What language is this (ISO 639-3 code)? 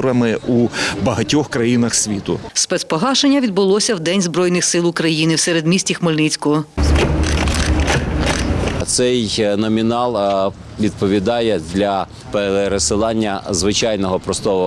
ukr